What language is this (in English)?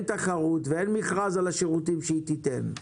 Hebrew